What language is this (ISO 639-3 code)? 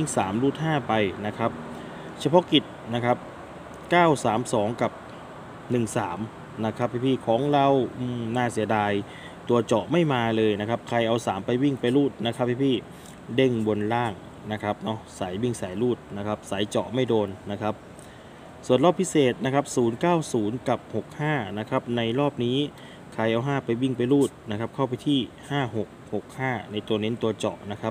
tha